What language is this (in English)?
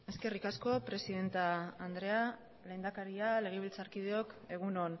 Basque